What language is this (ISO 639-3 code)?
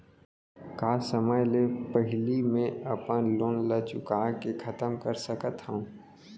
hne